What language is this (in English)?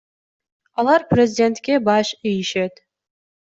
Kyrgyz